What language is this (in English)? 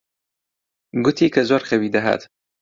Central Kurdish